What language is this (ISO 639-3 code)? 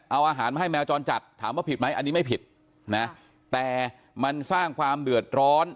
tha